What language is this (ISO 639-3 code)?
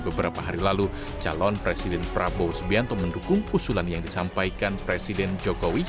ind